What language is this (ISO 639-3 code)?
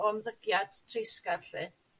cym